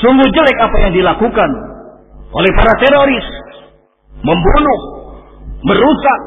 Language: Indonesian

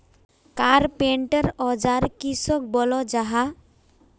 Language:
Magahi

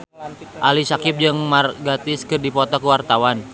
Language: Sundanese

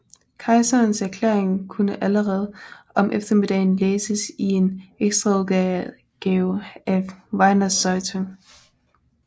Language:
Danish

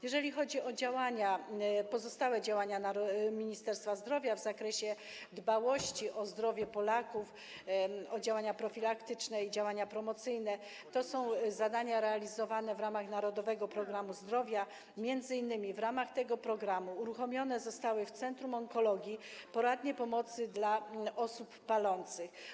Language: Polish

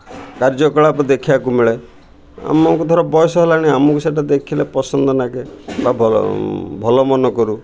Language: Odia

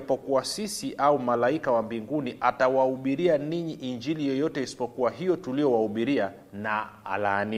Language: Swahili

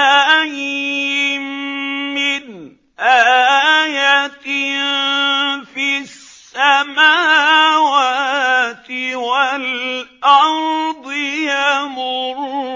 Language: Arabic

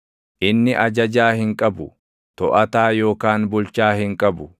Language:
Oromo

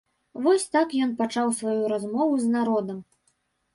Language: Belarusian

